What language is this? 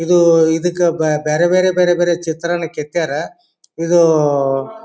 Kannada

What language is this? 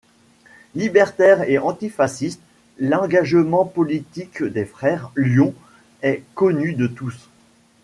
French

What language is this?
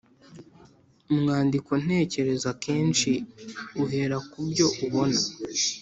Kinyarwanda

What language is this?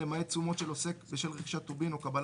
Hebrew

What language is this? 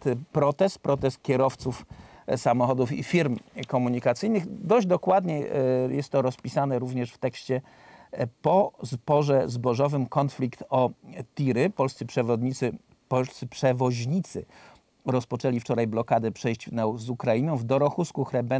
Polish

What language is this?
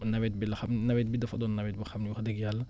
Wolof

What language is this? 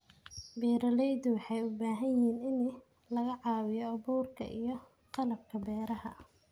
Somali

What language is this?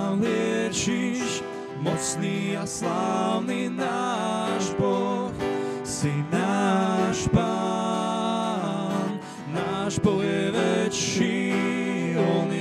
Slovak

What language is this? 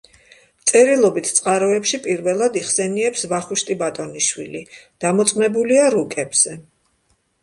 Georgian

